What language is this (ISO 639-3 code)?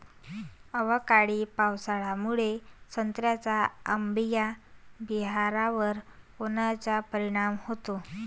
mar